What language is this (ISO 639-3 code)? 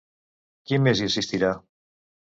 cat